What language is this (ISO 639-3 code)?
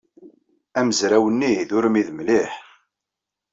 kab